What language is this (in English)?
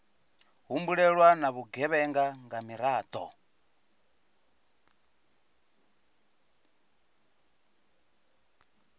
Venda